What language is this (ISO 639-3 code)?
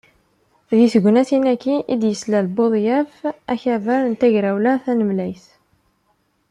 kab